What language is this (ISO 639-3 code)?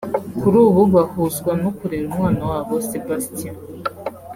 kin